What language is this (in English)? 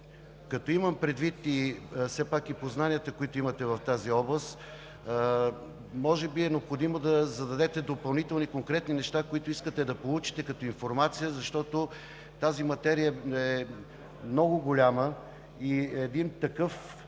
Bulgarian